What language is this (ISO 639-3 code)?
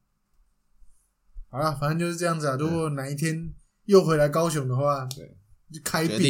zho